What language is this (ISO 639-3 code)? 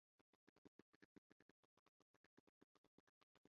kin